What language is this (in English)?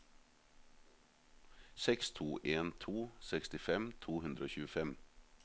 Norwegian